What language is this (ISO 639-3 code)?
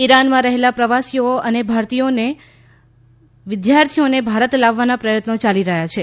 guj